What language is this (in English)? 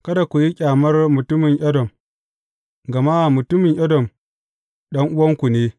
Hausa